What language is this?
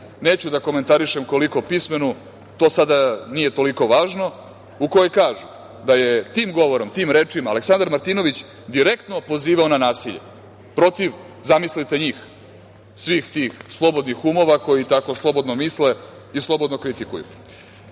Serbian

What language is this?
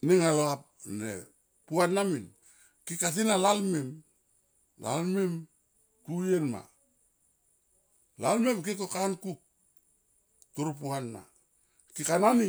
Tomoip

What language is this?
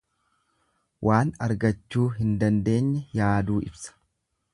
Oromo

